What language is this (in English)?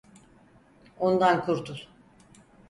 Turkish